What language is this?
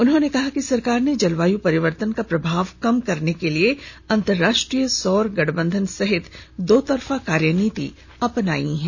Hindi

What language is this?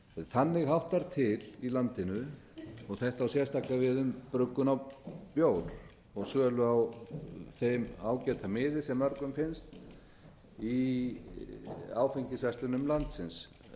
Icelandic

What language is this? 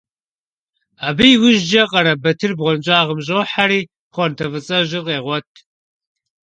Kabardian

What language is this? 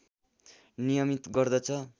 Nepali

